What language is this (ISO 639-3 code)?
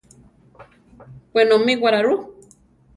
tar